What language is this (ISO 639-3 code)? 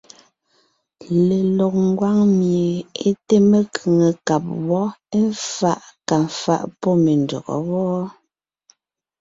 nnh